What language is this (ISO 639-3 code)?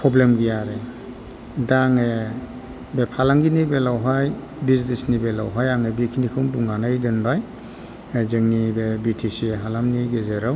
brx